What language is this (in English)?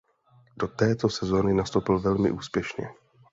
Czech